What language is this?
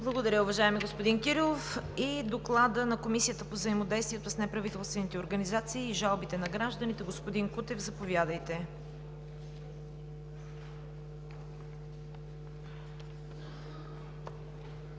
Bulgarian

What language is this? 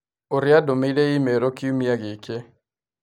Kikuyu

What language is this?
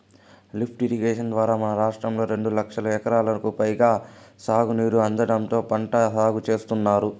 Telugu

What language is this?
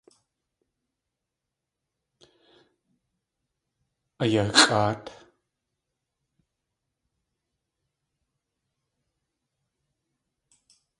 Tlingit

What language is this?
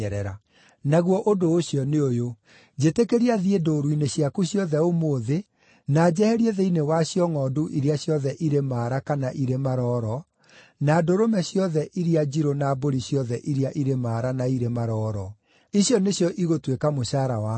Kikuyu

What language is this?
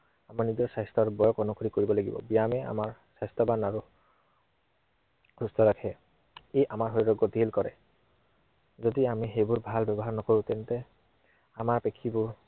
Assamese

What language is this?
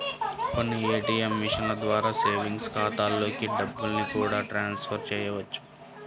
Telugu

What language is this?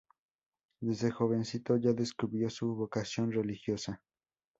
Spanish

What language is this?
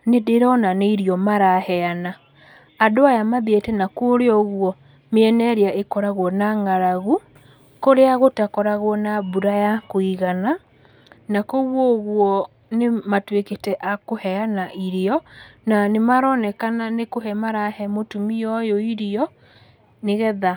Kikuyu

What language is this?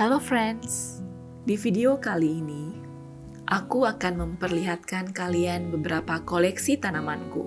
Indonesian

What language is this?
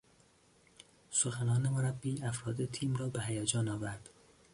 Persian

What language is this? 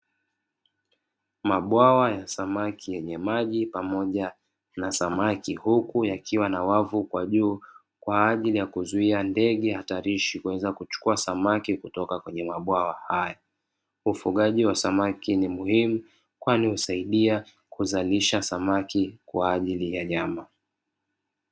Swahili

